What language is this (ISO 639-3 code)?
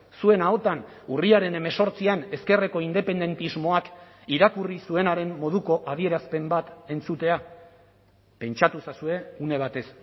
eus